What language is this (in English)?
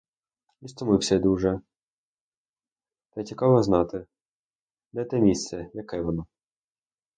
Ukrainian